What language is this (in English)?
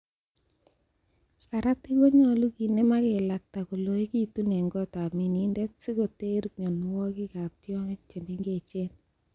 Kalenjin